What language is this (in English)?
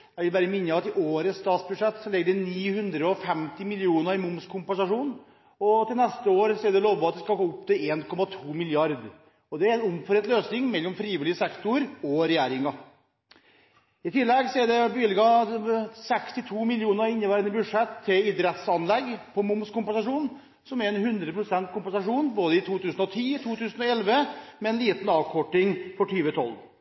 Norwegian Bokmål